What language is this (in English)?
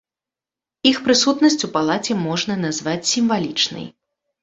Belarusian